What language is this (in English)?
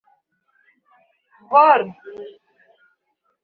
Kinyarwanda